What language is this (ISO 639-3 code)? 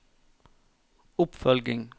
nor